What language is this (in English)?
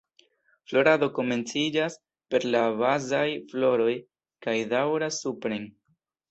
Esperanto